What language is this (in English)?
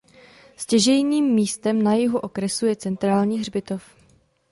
Czech